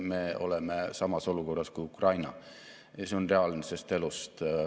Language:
Estonian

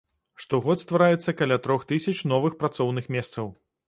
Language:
Belarusian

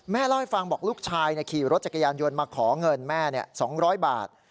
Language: Thai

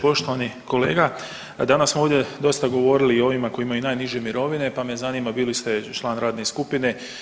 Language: Croatian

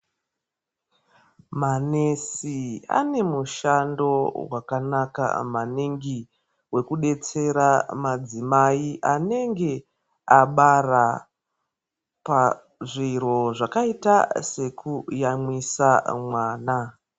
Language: Ndau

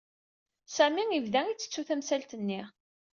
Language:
Kabyle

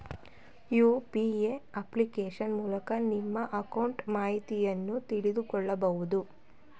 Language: Kannada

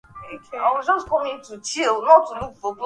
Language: Swahili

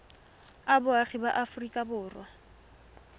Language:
Tswana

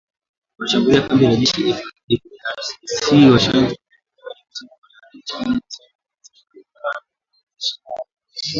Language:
Swahili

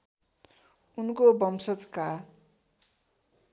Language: Nepali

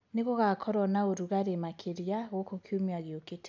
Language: Kikuyu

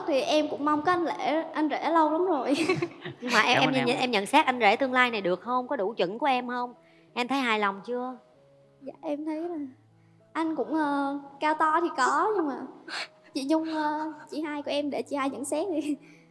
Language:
Vietnamese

